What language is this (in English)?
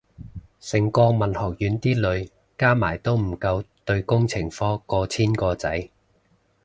Cantonese